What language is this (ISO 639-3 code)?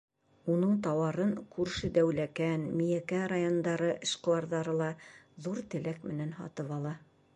bak